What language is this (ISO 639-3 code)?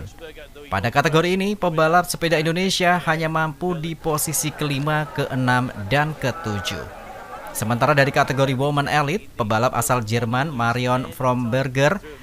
ind